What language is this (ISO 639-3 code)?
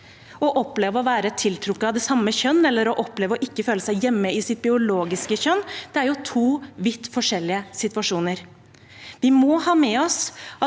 nor